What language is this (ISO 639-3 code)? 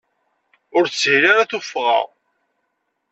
kab